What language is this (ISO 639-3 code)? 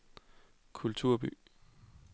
dan